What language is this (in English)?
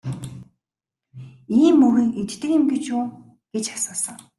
Mongolian